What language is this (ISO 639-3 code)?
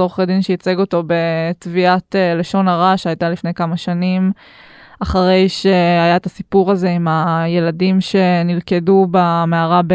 heb